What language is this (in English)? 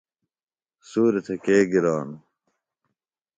Phalura